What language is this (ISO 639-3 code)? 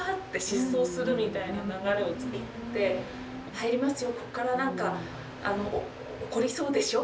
jpn